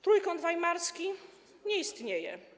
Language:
Polish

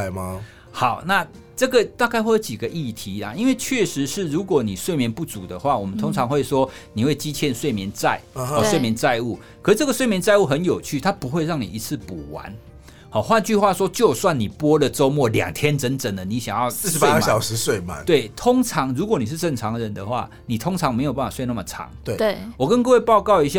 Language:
Chinese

